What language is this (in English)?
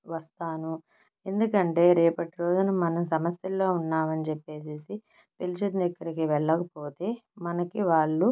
Telugu